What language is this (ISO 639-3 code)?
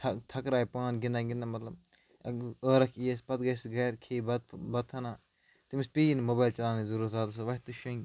kas